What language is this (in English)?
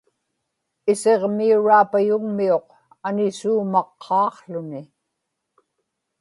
Inupiaq